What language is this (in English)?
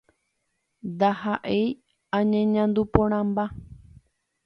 Guarani